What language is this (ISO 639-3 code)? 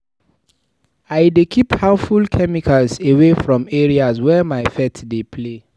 pcm